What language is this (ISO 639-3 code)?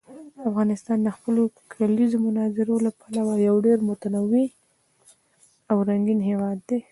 pus